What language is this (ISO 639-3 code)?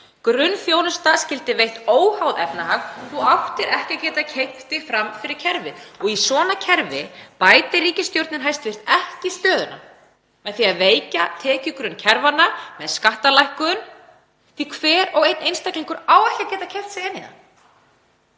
isl